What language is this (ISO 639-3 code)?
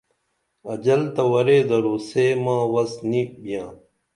dml